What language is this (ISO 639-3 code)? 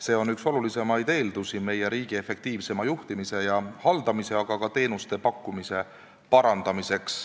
est